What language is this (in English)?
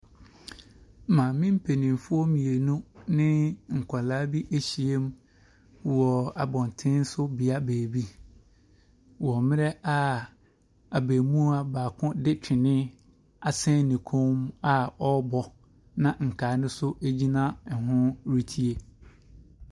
Akan